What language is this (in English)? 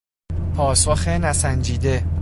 Persian